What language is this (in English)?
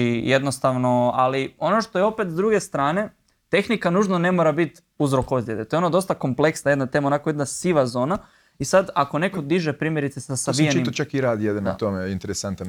Croatian